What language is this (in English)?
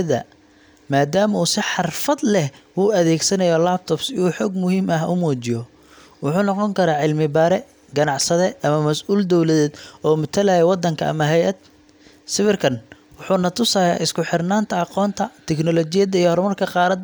Somali